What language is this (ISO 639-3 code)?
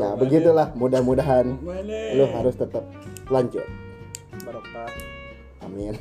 ind